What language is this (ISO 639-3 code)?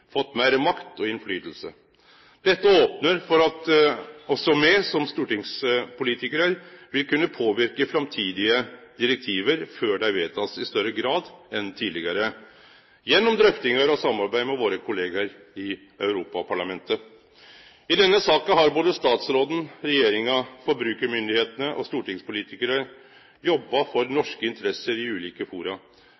nno